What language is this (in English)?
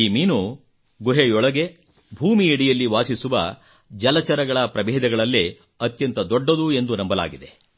Kannada